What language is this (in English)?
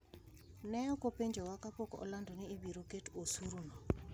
Luo (Kenya and Tanzania)